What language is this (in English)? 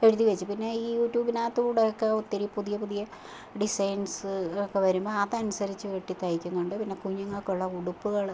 Malayalam